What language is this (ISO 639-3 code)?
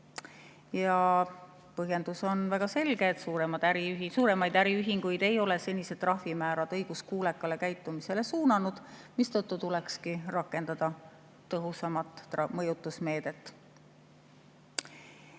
est